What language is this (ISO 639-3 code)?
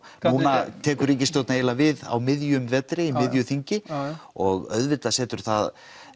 isl